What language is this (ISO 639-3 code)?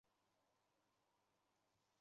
zho